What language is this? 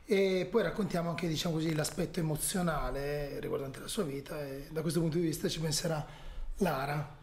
Italian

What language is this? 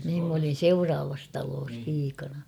Finnish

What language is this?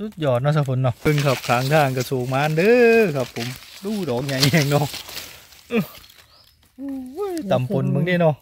Thai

